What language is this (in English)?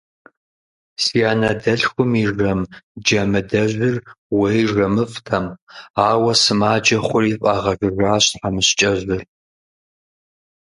Kabardian